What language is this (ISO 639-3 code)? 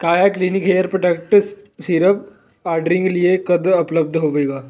pan